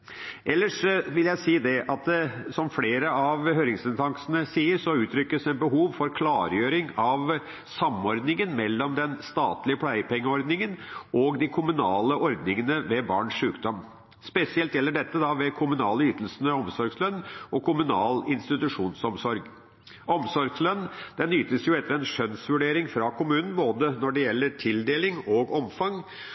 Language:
Norwegian Bokmål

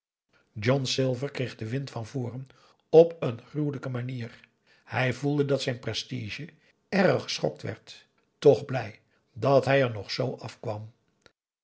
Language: Dutch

